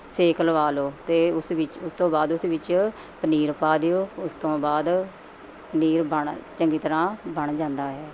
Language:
Punjabi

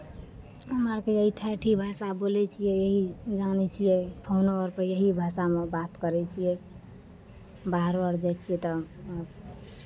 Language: Maithili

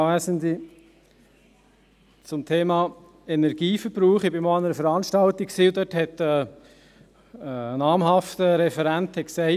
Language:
Swiss German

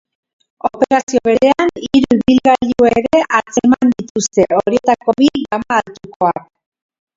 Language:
Basque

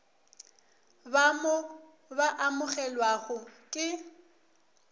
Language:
Northern Sotho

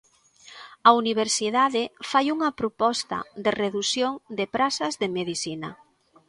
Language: Galician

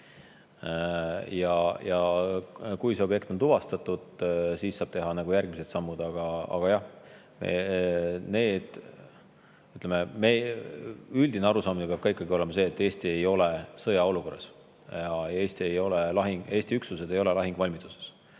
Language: Estonian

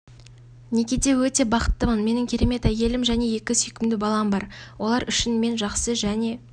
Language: Kazakh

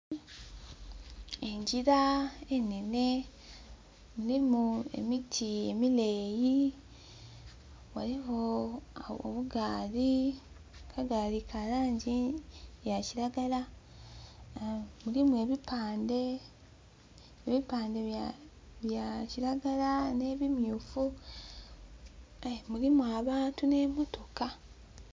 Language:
Soga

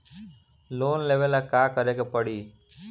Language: Bhojpuri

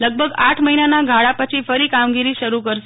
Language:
Gujarati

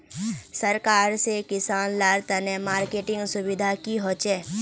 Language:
Magahi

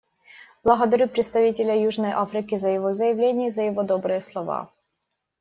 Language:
Russian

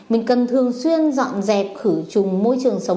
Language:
Vietnamese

